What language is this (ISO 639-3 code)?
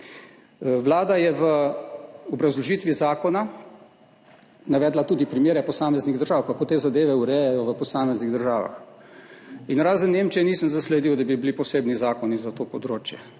slv